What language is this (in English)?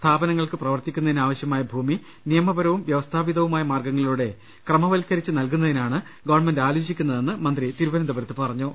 Malayalam